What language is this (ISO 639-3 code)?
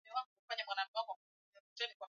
swa